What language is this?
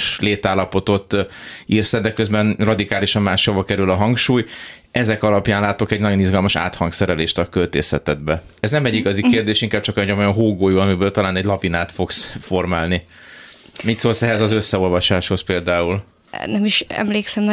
Hungarian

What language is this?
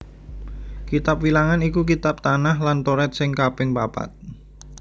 Javanese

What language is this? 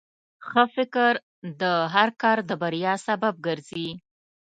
Pashto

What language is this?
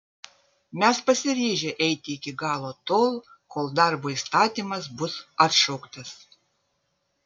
Lithuanian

